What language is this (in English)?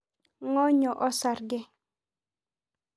Masai